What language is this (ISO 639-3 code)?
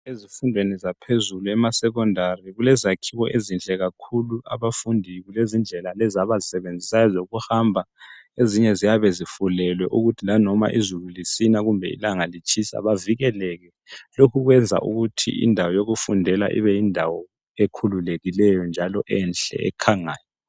nde